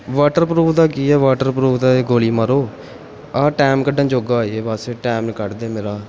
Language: Punjabi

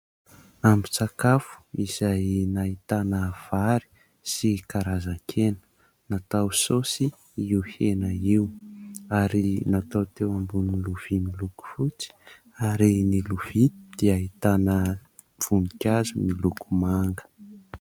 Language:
Malagasy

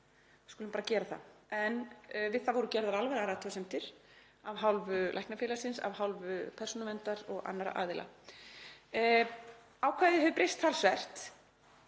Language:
Icelandic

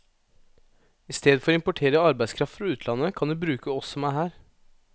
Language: Norwegian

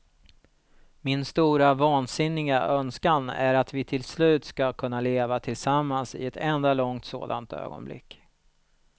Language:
Swedish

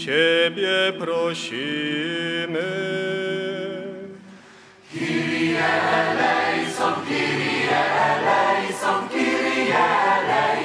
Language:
Polish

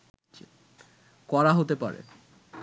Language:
Bangla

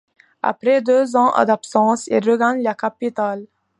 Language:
French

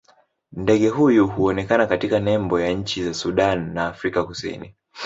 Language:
Swahili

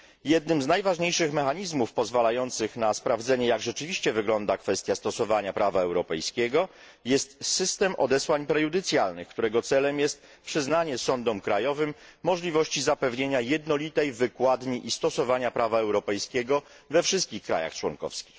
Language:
Polish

